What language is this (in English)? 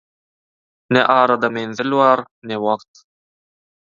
Turkmen